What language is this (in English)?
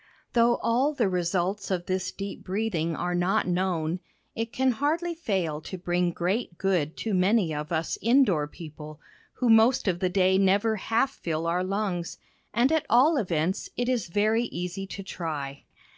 English